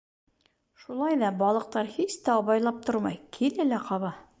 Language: Bashkir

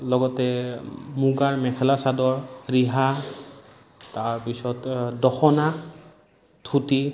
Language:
Assamese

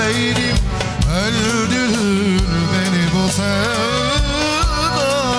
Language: Turkish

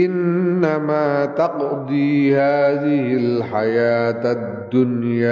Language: Indonesian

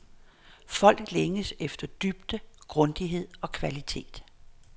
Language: Danish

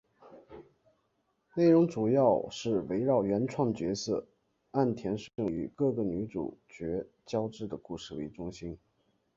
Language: Chinese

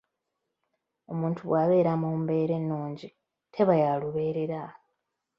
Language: Ganda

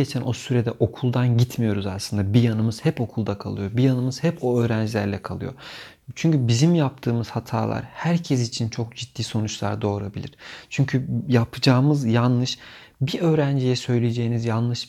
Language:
Turkish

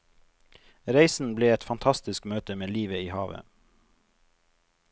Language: Norwegian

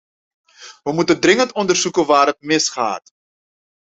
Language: Dutch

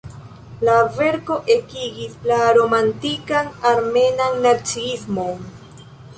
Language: Esperanto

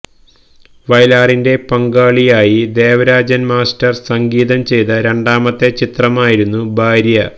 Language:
Malayalam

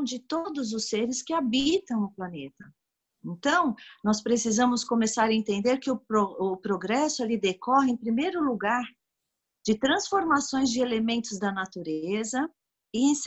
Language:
Portuguese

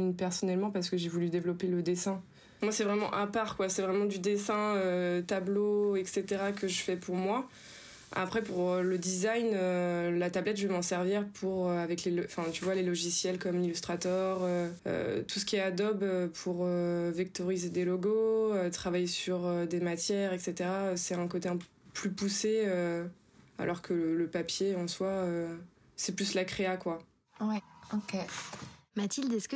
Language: French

